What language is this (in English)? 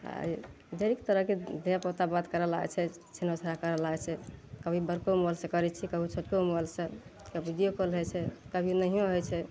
Maithili